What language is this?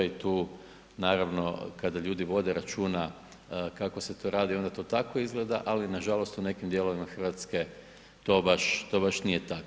Croatian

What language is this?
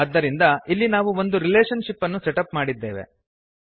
Kannada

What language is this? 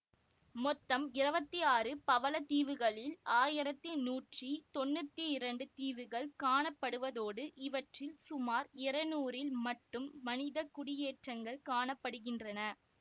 Tamil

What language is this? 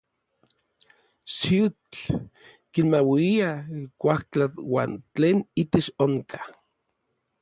Orizaba Nahuatl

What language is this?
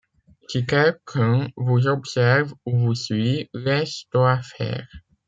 French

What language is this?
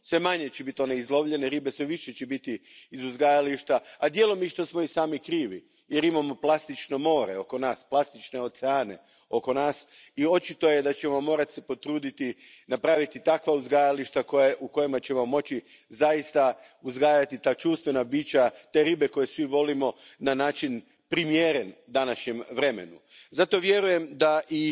Croatian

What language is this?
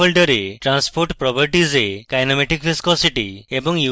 Bangla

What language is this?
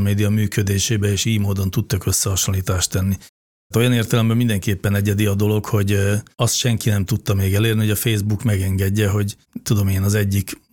Hungarian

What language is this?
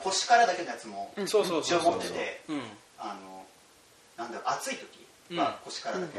Japanese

